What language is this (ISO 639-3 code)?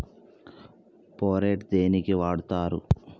tel